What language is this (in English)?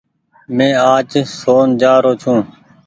Goaria